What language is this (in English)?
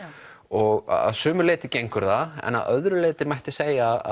Icelandic